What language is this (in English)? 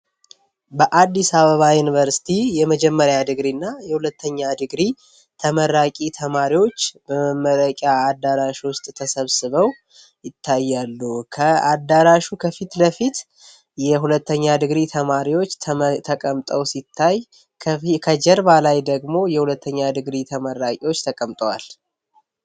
Amharic